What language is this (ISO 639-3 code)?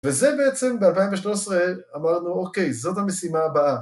heb